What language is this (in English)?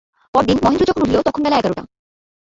Bangla